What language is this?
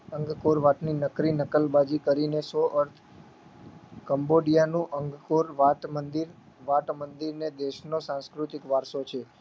Gujarati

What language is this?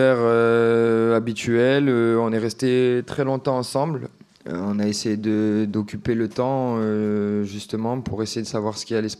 French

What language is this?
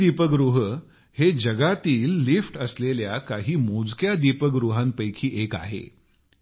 Marathi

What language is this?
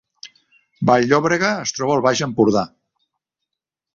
Catalan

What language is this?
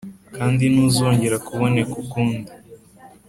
Kinyarwanda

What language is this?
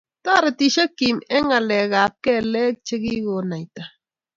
Kalenjin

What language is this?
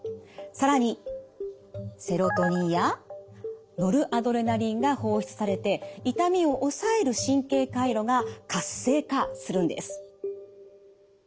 Japanese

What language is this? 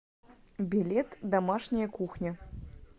Russian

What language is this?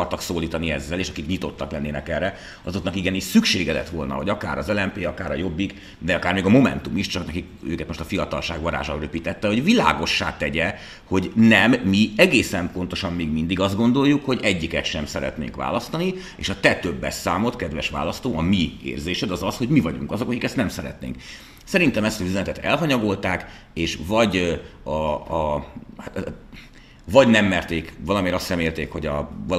Hungarian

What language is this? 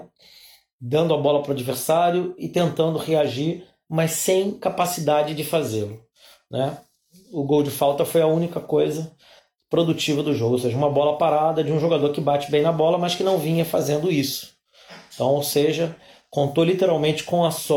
Portuguese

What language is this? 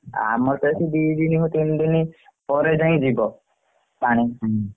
Odia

